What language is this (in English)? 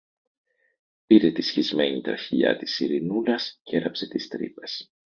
Greek